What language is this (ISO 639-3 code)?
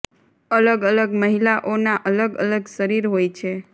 guj